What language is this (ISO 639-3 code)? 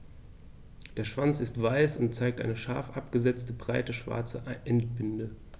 deu